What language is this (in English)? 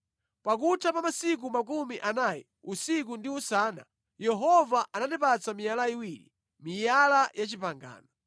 Nyanja